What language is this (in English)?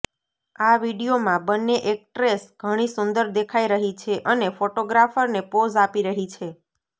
Gujarati